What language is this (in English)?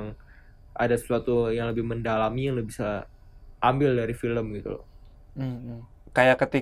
Indonesian